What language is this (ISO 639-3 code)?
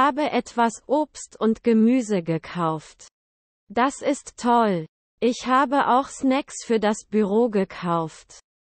deu